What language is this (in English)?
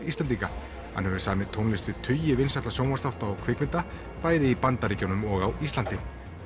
Icelandic